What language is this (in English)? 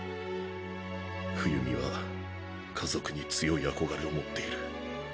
Japanese